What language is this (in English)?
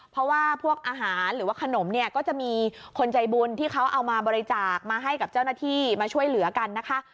Thai